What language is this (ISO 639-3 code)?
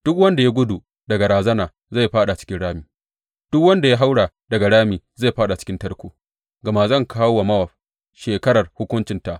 hau